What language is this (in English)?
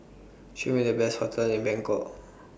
English